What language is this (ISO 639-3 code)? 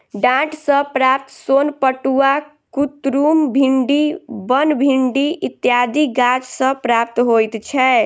mai